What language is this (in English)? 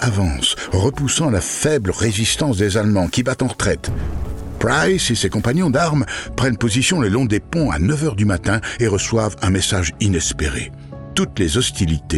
French